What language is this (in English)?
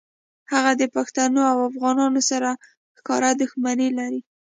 Pashto